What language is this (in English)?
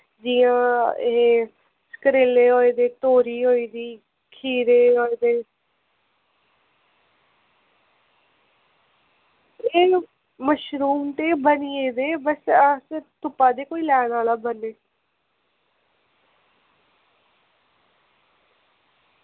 Dogri